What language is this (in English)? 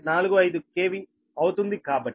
Telugu